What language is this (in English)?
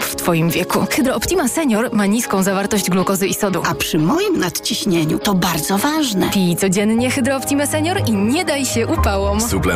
Polish